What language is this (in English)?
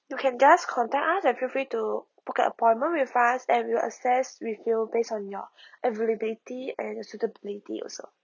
English